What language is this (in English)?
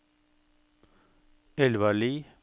Norwegian